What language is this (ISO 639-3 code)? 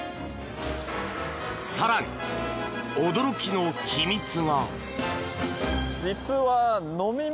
jpn